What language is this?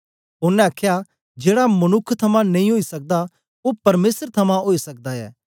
Dogri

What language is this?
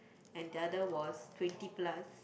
English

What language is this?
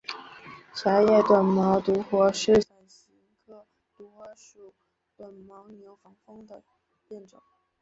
Chinese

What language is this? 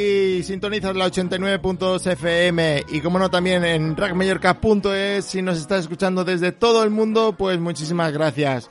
Spanish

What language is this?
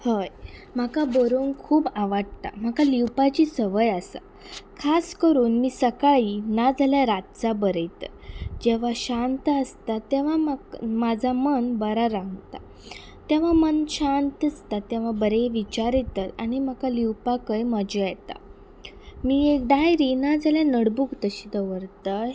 Konkani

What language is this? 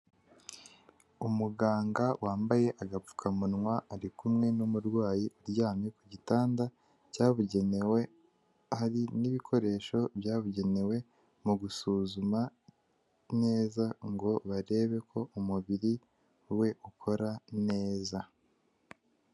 Kinyarwanda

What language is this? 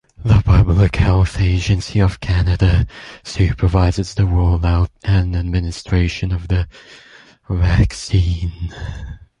English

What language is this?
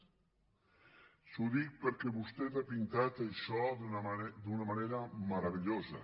Catalan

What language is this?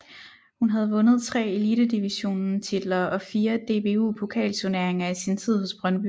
Danish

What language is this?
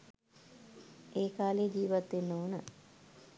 Sinhala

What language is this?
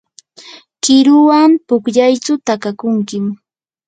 Yanahuanca Pasco Quechua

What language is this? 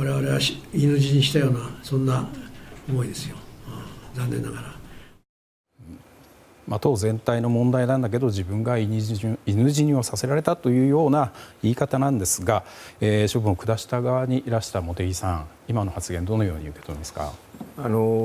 Japanese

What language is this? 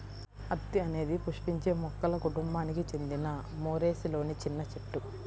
Telugu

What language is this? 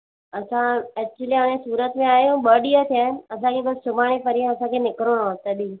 Sindhi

